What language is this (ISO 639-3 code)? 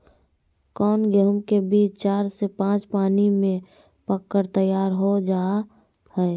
mag